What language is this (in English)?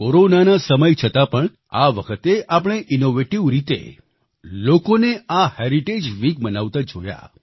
Gujarati